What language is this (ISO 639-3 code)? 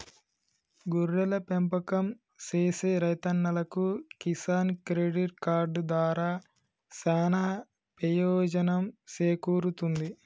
tel